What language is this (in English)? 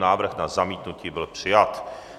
Czech